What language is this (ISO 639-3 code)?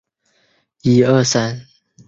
zho